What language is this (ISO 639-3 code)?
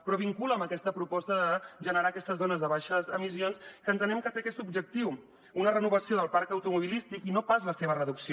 cat